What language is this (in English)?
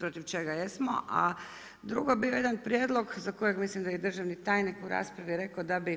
Croatian